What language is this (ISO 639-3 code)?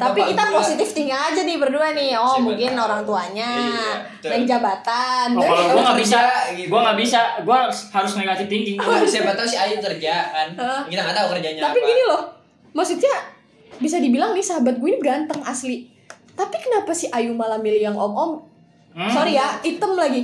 ind